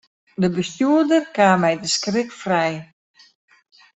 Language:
Western Frisian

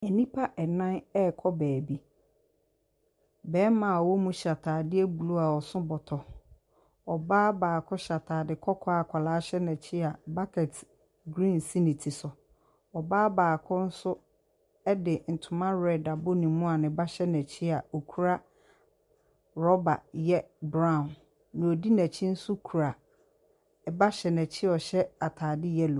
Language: Akan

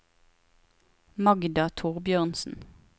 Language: Norwegian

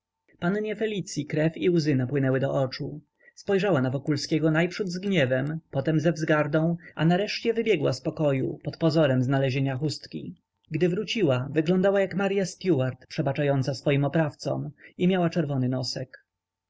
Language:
Polish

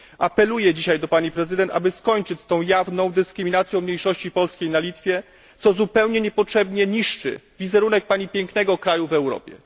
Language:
Polish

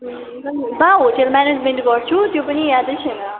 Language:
Nepali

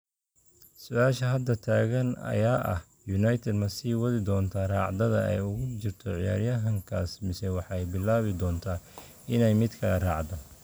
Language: Somali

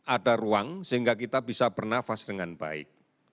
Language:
Indonesian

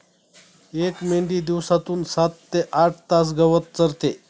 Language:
Marathi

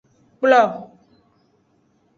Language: Aja (Benin)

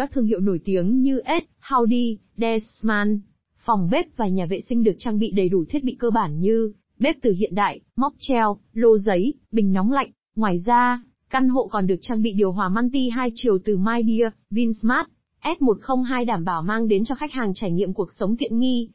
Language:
Vietnamese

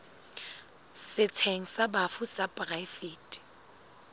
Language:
Southern Sotho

